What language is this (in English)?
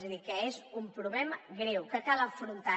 Catalan